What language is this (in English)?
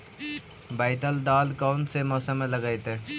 Magahi